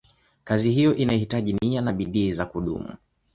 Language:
Swahili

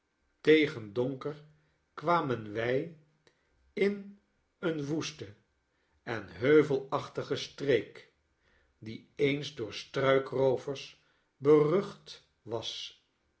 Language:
Dutch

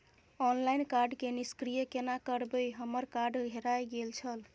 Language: Maithili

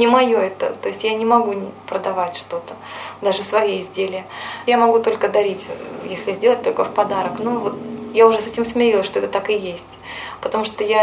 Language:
Russian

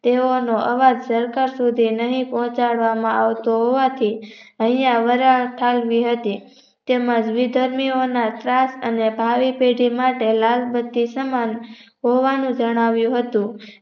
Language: Gujarati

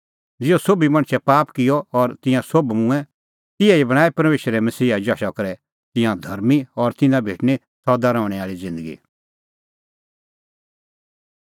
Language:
Kullu Pahari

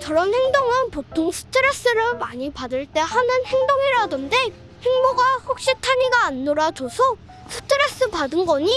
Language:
Korean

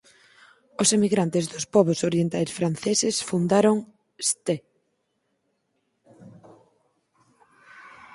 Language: Galician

